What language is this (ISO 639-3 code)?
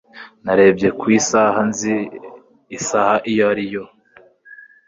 kin